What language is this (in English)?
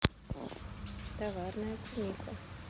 Russian